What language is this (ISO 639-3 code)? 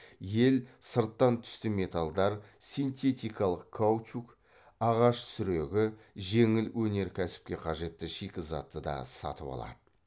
kaz